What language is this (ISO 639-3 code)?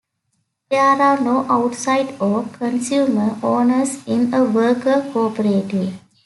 eng